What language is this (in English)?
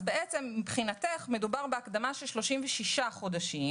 Hebrew